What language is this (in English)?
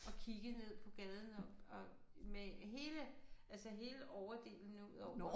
Danish